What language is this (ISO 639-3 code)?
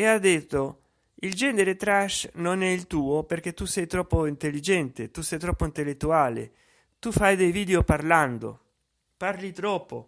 ita